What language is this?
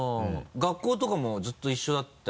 Japanese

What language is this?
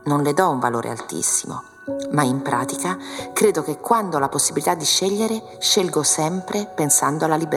Italian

